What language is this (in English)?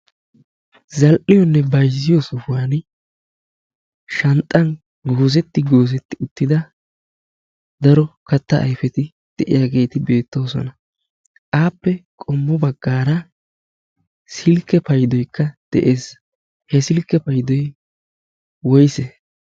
Wolaytta